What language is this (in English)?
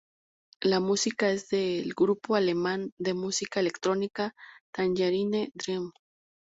Spanish